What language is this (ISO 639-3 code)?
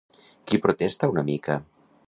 cat